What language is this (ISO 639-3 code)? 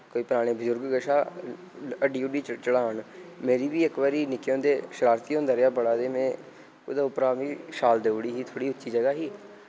doi